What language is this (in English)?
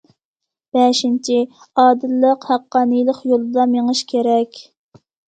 Uyghur